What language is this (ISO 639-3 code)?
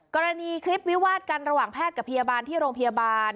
tha